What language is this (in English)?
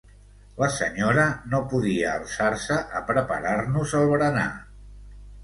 Catalan